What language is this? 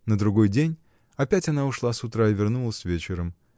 Russian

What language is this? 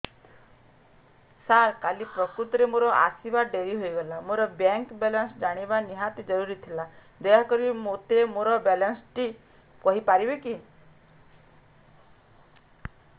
Odia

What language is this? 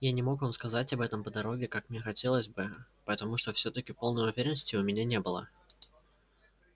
Russian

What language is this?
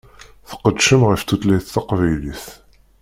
Kabyle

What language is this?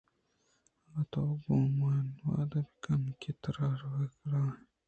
Eastern Balochi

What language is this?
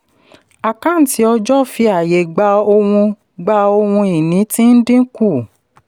Yoruba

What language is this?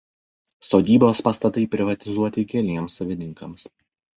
Lithuanian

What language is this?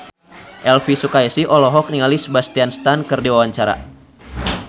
Sundanese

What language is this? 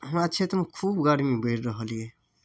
Maithili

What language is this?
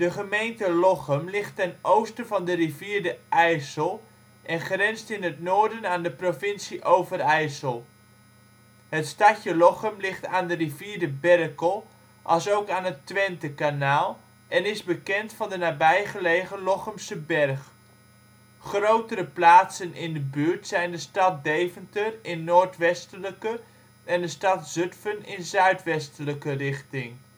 Dutch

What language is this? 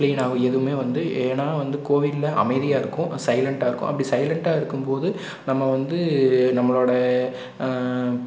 Tamil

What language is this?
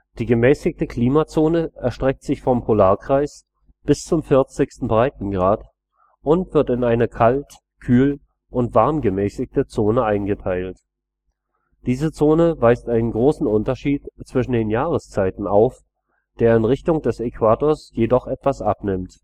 German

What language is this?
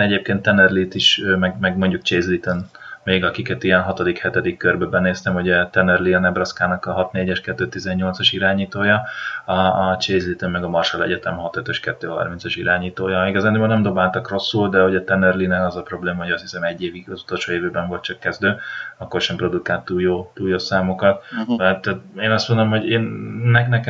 Hungarian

